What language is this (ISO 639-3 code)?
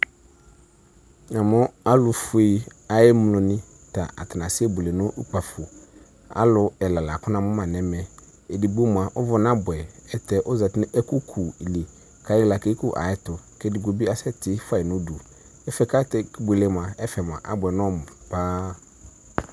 kpo